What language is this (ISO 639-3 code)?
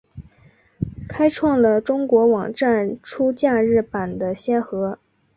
zho